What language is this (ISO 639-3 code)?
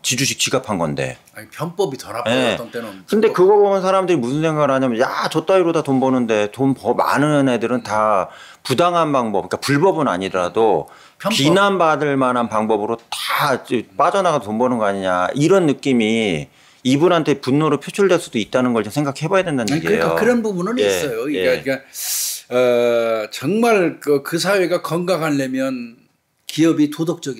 kor